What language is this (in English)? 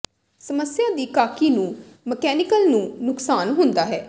Punjabi